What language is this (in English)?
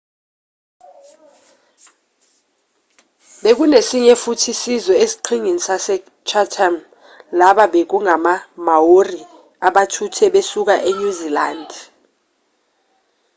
Zulu